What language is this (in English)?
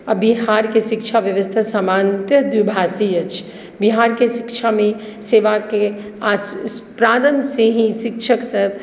Maithili